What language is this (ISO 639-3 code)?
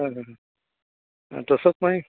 kok